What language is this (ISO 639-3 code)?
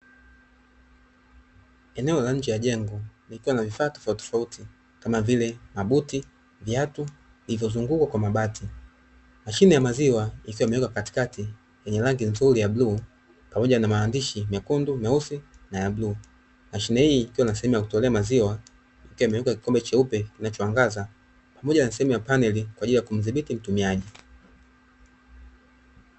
swa